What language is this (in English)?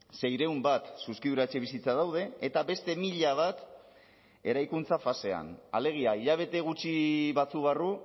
Basque